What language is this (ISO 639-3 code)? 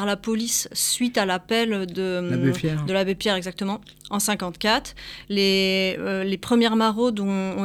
fra